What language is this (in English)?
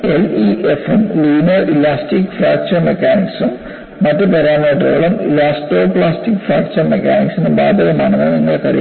Malayalam